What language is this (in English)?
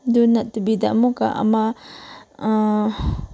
Manipuri